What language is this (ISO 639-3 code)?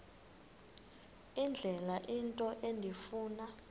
xho